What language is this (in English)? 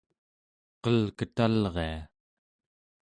Central Yupik